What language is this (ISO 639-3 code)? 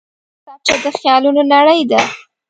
pus